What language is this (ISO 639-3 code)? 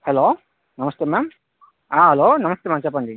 tel